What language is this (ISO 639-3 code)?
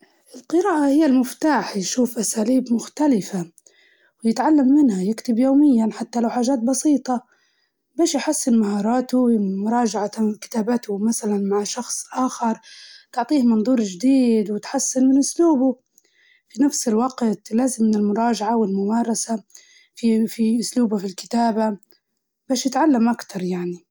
ayl